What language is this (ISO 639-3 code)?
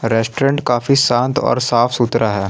hin